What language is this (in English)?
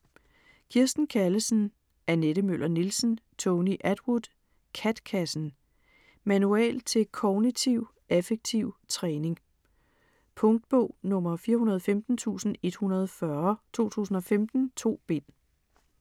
Danish